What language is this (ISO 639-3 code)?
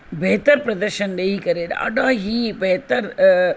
snd